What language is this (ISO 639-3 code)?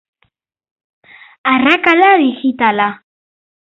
eus